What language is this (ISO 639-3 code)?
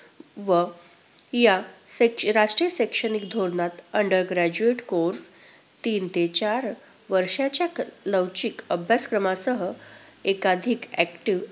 mar